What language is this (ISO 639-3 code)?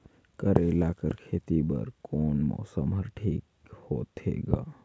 hne